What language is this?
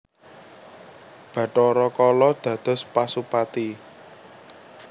Javanese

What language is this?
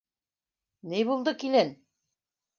Bashkir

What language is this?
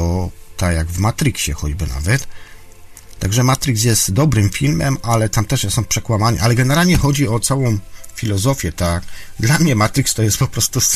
Polish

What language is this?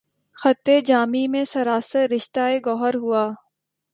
Urdu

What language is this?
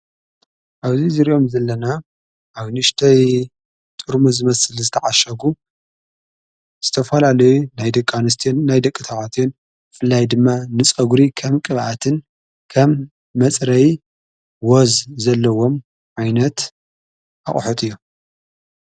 Tigrinya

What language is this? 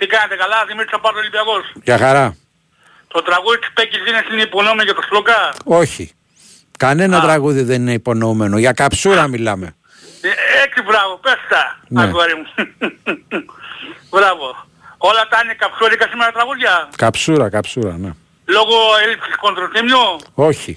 Greek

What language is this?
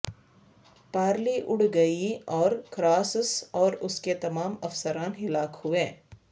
Urdu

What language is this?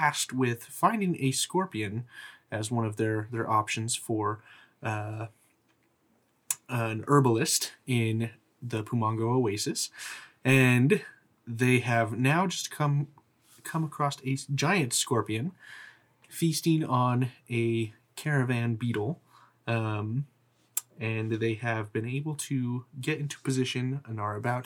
English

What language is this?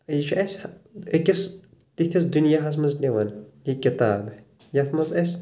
Kashmiri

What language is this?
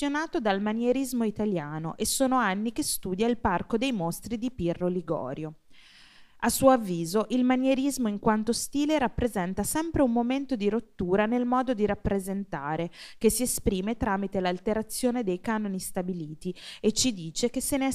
Italian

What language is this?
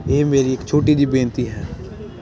Punjabi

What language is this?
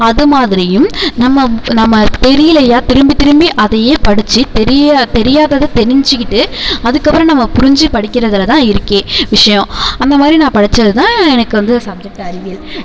Tamil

